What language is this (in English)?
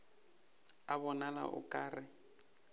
Northern Sotho